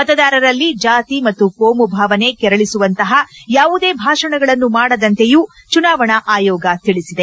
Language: Kannada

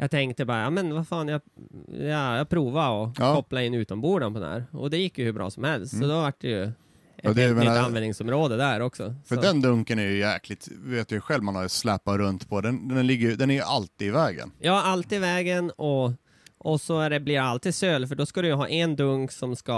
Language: Swedish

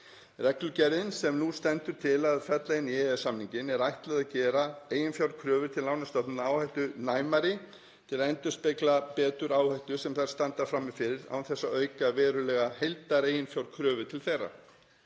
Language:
Icelandic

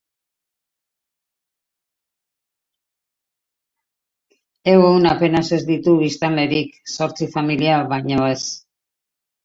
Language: Basque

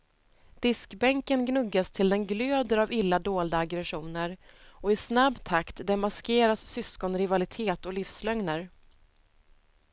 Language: Swedish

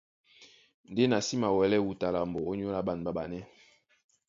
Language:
Duala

